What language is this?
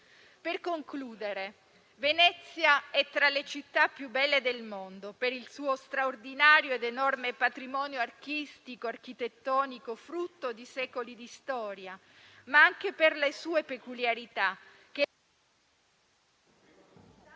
Italian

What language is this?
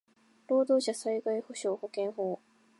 Japanese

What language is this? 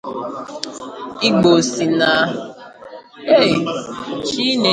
Igbo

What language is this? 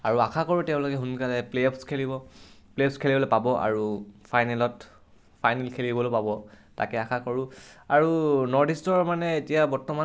Assamese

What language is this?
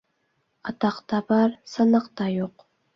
Uyghur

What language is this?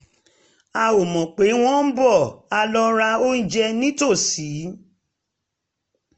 Yoruba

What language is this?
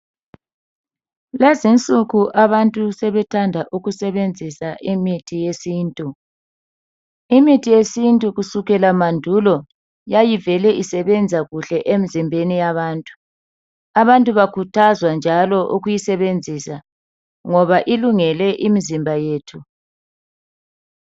North Ndebele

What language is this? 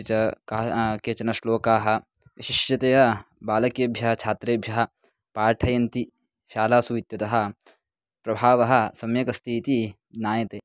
Sanskrit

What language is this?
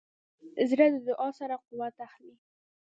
Pashto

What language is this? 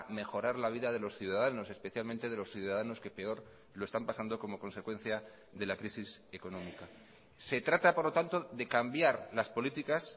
Spanish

